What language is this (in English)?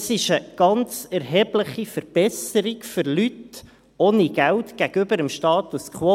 Swiss German